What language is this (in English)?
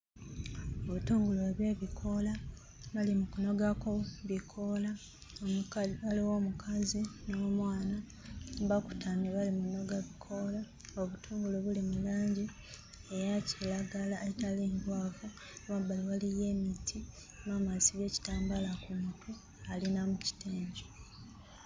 Ganda